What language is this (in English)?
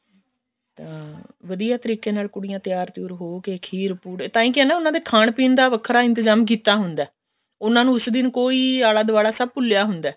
Punjabi